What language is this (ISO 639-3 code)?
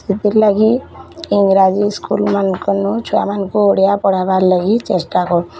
ori